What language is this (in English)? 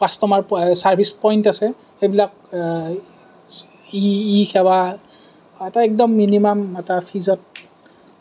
Assamese